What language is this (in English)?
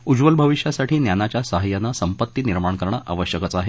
Marathi